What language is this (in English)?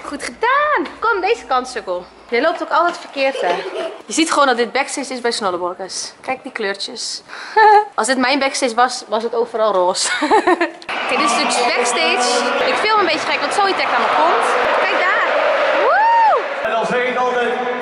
Dutch